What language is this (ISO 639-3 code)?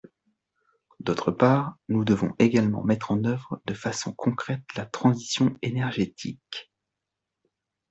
fra